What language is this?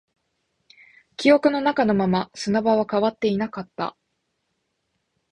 Japanese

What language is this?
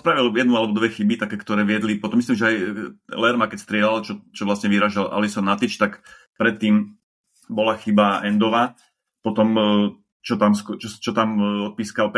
Slovak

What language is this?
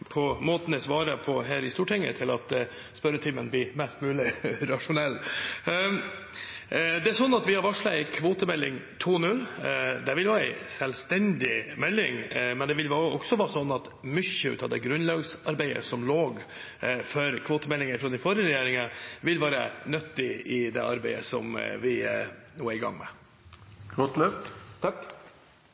Norwegian Bokmål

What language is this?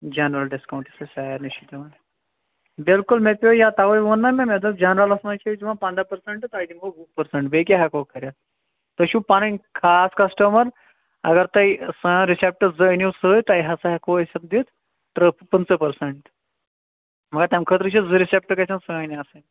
Kashmiri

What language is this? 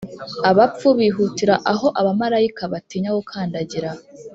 Kinyarwanda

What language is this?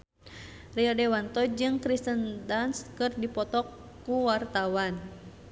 Sundanese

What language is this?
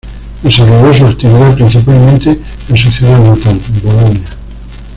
Spanish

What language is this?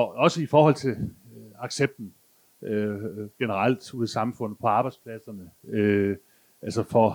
Danish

